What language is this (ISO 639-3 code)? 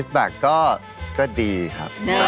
tha